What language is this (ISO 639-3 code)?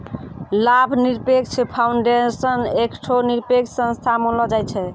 mai